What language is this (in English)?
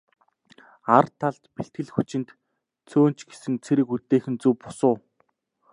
Mongolian